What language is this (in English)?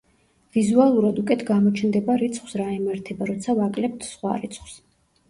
Georgian